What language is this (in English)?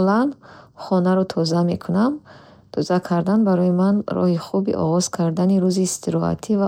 Bukharic